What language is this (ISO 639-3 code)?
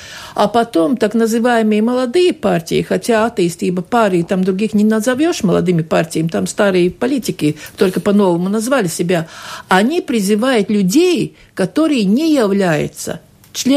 rus